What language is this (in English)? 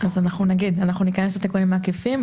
Hebrew